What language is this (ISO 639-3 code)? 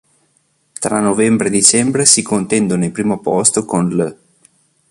ita